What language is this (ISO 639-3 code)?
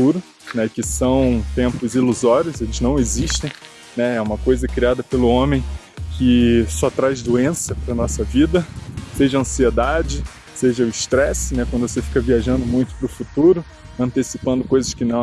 por